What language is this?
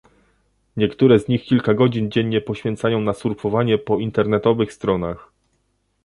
Polish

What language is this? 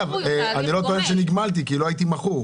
Hebrew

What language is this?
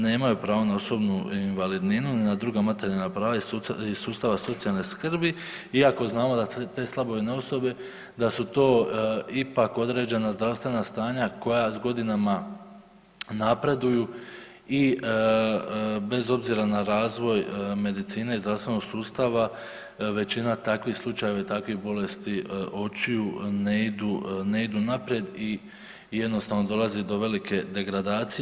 Croatian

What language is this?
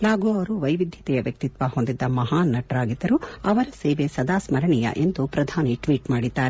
Kannada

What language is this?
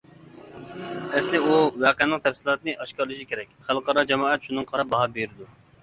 Uyghur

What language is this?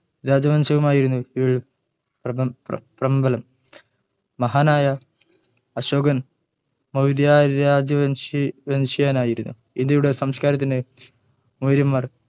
Malayalam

